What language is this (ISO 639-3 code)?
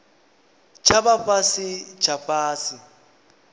ven